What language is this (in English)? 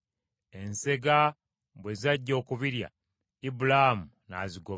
Ganda